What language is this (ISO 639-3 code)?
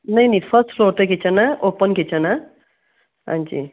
pan